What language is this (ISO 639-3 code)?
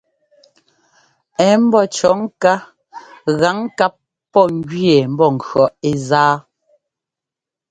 jgo